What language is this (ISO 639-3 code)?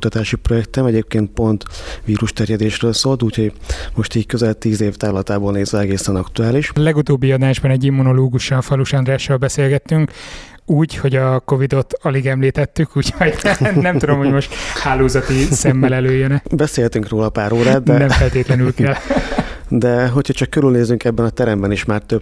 hun